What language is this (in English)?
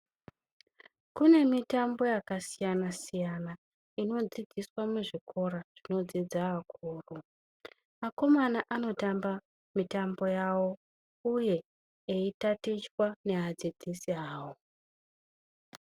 Ndau